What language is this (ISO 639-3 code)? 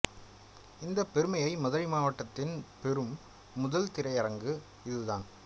tam